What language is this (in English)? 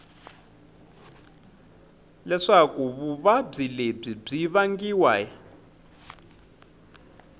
Tsonga